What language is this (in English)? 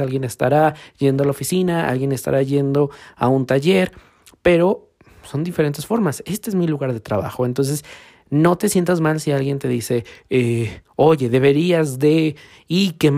Spanish